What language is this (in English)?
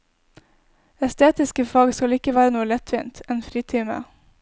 Norwegian